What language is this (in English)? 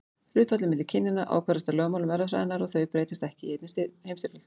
Icelandic